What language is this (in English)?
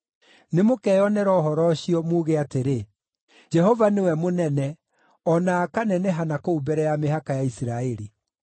Kikuyu